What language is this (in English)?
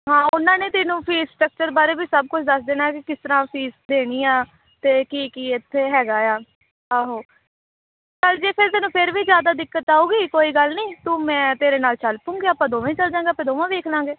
Punjabi